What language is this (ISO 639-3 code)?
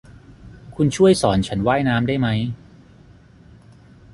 tha